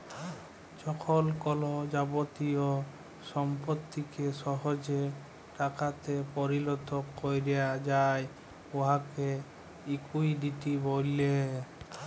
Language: Bangla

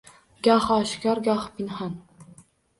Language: Uzbek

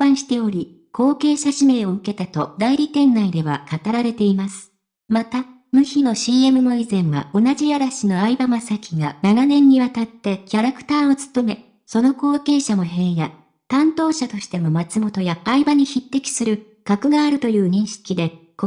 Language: Japanese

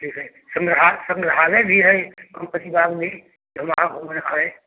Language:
Hindi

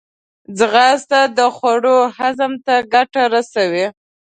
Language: Pashto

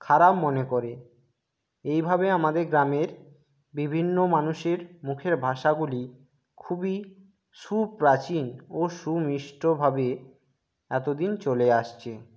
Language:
Bangla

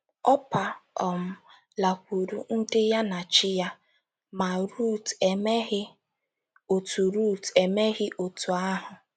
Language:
Igbo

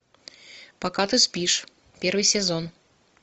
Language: Russian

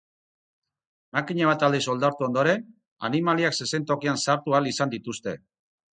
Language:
Basque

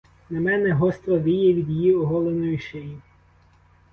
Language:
Ukrainian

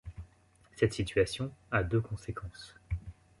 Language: French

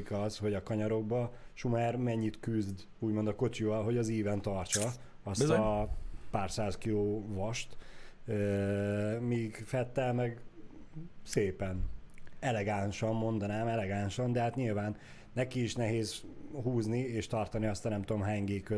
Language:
Hungarian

